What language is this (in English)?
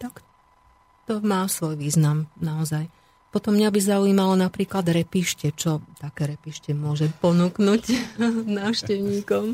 Slovak